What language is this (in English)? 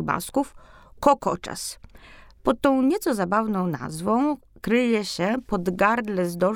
Polish